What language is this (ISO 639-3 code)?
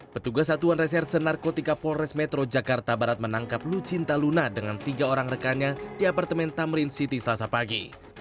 ind